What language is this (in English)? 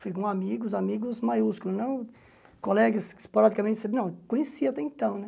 Portuguese